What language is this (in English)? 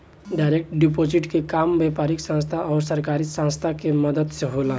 Bhojpuri